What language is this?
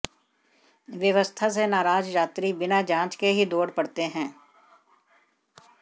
Hindi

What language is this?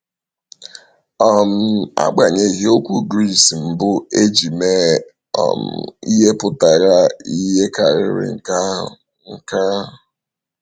Igbo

